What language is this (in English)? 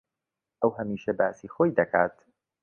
Central Kurdish